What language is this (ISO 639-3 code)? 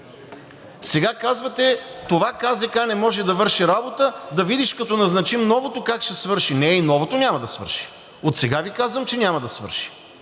bul